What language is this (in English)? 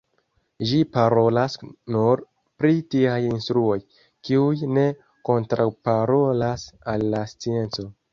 Esperanto